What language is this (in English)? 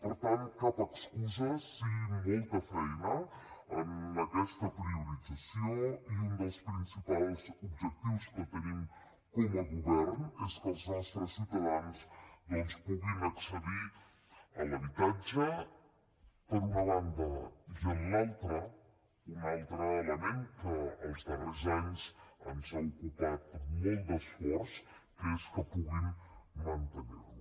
Catalan